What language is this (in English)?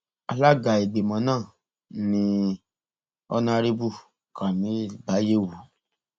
Yoruba